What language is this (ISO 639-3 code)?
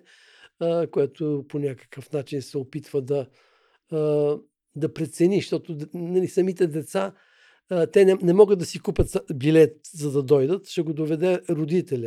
bul